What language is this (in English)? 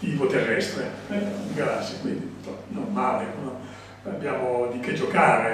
Italian